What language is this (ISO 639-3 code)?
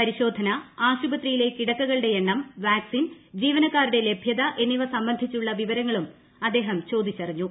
mal